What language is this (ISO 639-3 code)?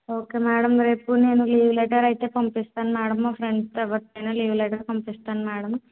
tel